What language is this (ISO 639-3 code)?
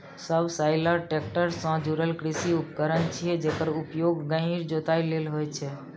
mai